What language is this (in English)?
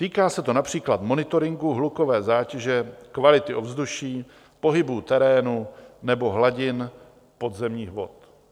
Czech